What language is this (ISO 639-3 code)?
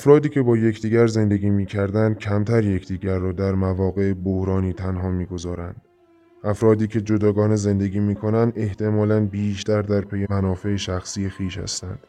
fas